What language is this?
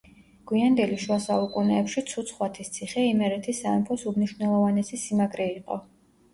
Georgian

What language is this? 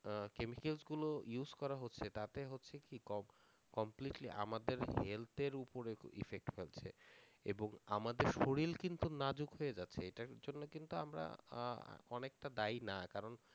Bangla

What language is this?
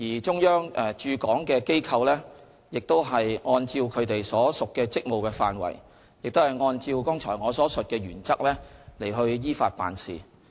Cantonese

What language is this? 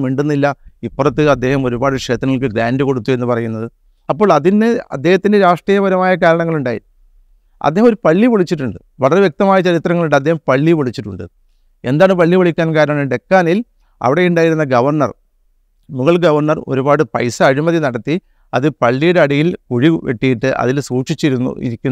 Malayalam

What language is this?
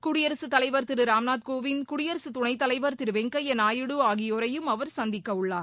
Tamil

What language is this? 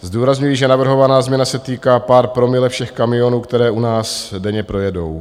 Czech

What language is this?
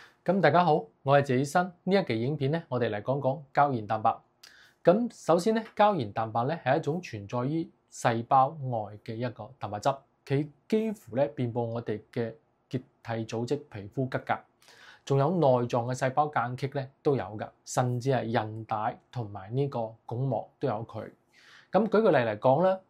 Chinese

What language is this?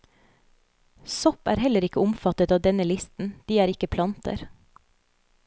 Norwegian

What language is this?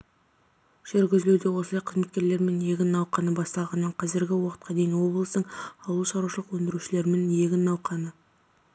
Kazakh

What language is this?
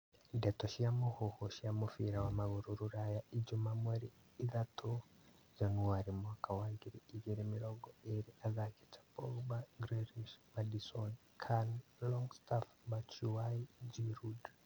Kikuyu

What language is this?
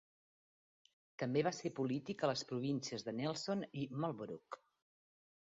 Catalan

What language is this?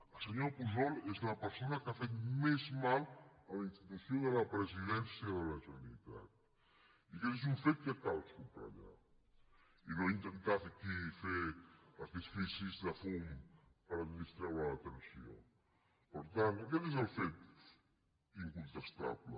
Catalan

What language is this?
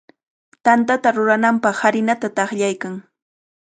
Cajatambo North Lima Quechua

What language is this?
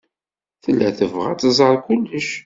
Kabyle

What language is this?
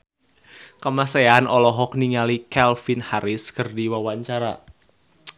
Sundanese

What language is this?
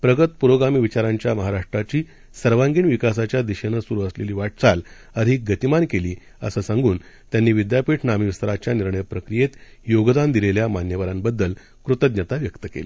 Marathi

